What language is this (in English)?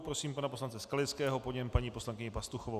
Czech